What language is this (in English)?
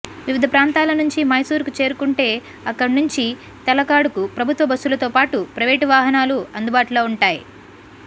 Telugu